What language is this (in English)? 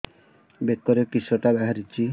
Odia